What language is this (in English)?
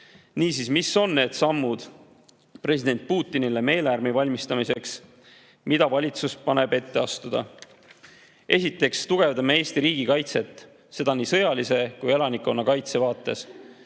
Estonian